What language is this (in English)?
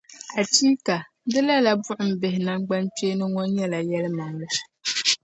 Dagbani